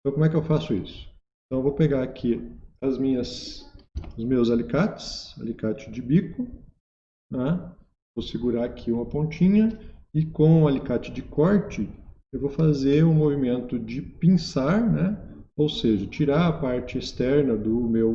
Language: Portuguese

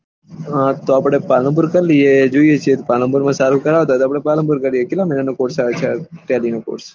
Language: Gujarati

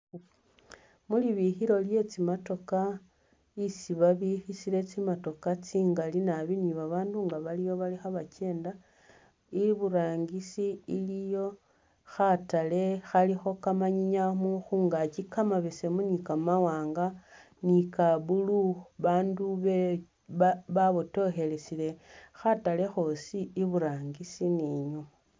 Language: Masaaba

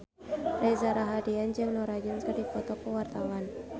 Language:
Sundanese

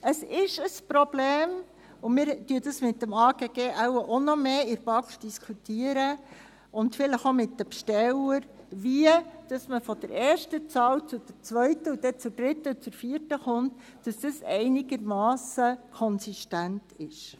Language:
Swiss German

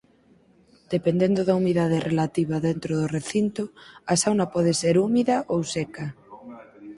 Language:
Galician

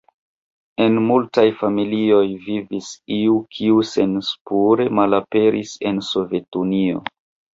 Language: Esperanto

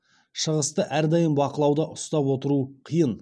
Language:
Kazakh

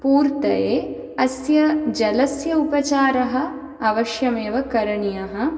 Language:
Sanskrit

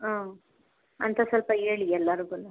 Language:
Kannada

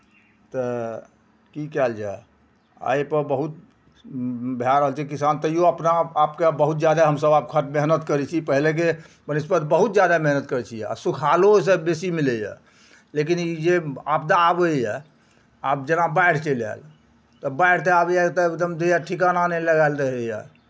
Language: Maithili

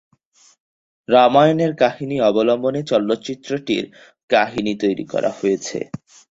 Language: Bangla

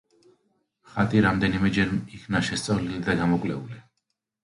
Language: Georgian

